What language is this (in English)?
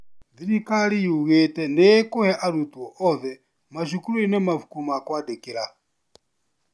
Kikuyu